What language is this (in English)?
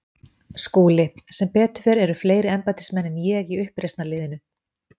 Icelandic